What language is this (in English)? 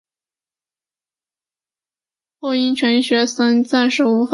Chinese